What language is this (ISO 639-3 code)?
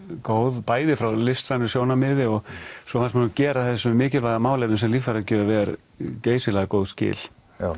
isl